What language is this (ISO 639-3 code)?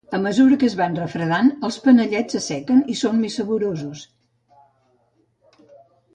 cat